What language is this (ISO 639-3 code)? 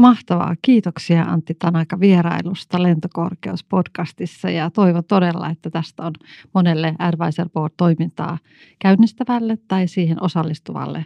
fin